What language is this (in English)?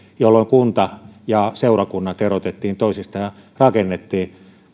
Finnish